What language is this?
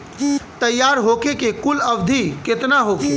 Bhojpuri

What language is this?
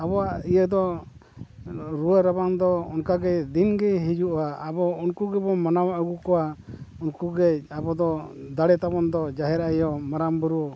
Santali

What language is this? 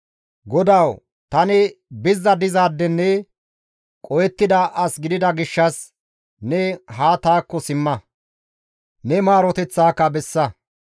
Gamo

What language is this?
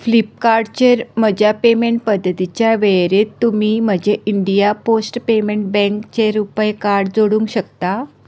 Konkani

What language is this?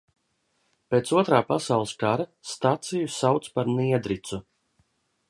Latvian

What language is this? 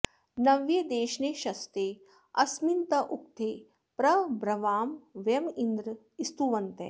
Sanskrit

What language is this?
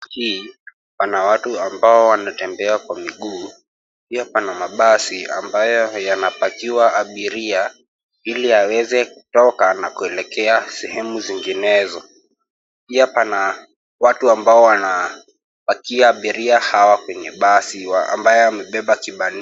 Swahili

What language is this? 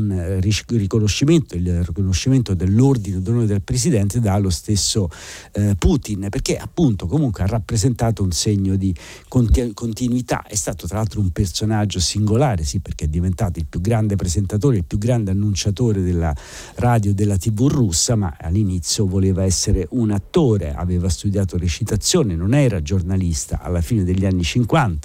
Italian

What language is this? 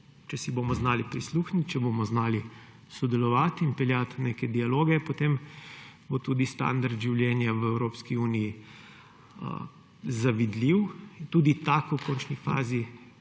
Slovenian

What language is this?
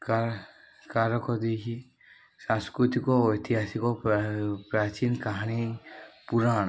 Odia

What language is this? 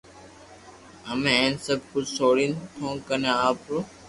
Loarki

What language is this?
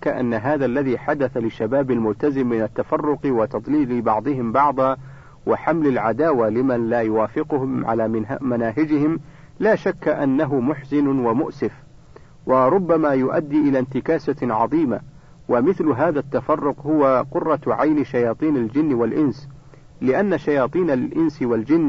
Arabic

